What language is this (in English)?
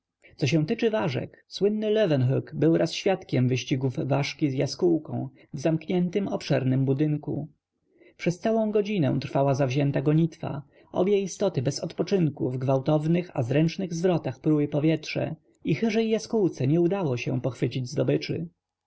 Polish